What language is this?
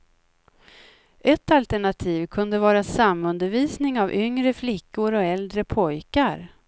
Swedish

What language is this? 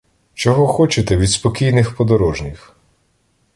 Ukrainian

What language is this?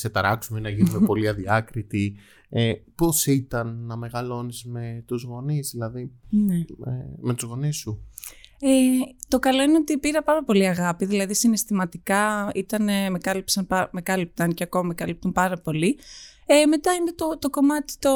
Greek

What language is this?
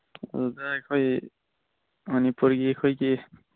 Manipuri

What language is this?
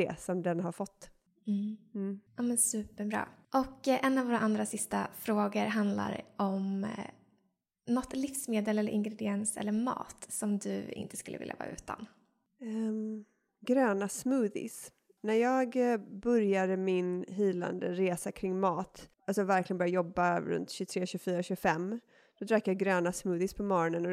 Swedish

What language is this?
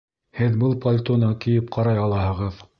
Bashkir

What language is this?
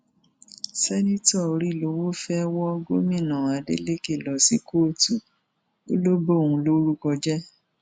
Yoruba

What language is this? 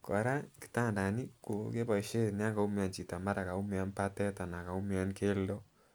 Kalenjin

